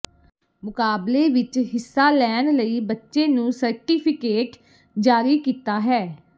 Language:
Punjabi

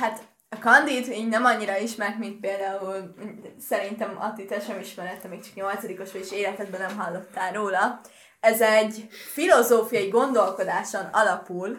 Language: Hungarian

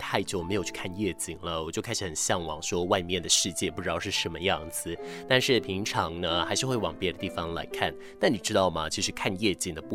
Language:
Chinese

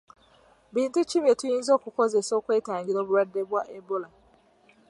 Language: Ganda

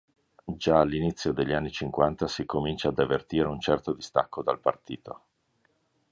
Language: Italian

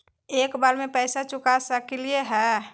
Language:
Magahi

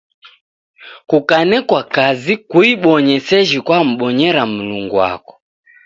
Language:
Taita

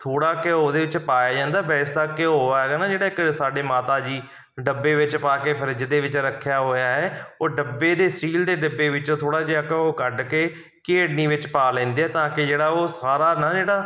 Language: Punjabi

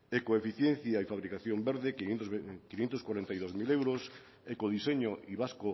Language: Spanish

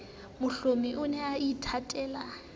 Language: Southern Sotho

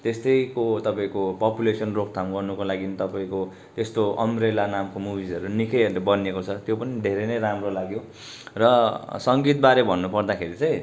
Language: Nepali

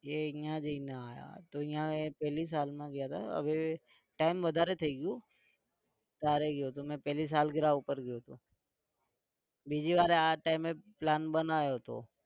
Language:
Gujarati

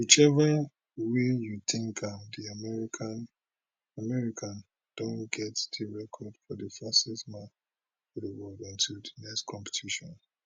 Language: Nigerian Pidgin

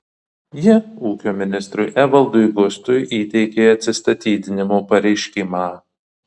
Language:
Lithuanian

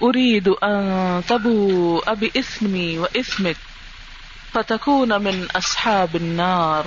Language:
Urdu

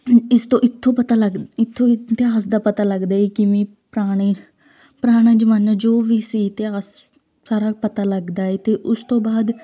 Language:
Punjabi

